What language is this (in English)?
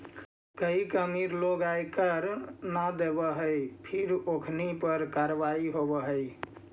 Magahi